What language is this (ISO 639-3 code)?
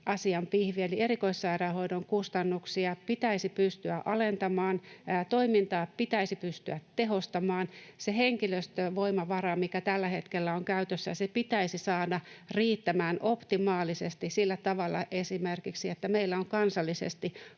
fin